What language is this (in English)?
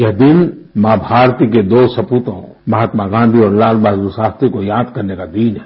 Hindi